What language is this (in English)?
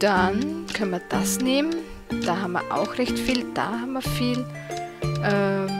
German